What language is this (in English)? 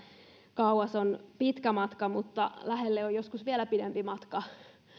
Finnish